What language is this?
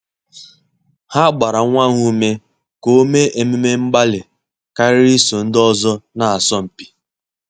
Igbo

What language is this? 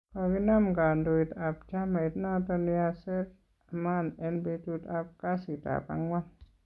Kalenjin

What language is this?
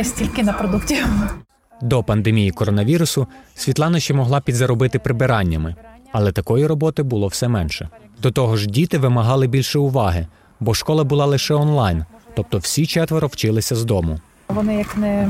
Ukrainian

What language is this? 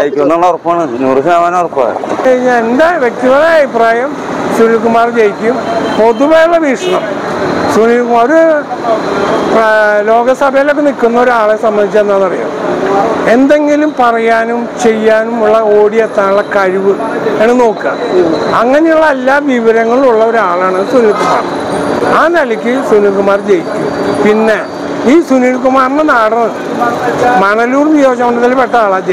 Malayalam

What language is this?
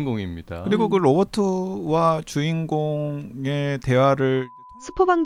Korean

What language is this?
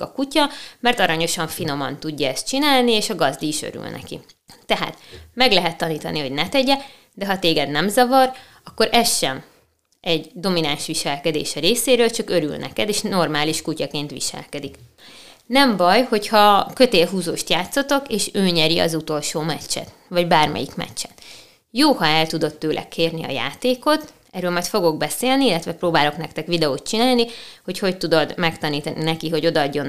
Hungarian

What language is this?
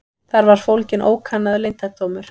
Icelandic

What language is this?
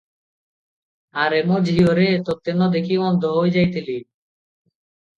Odia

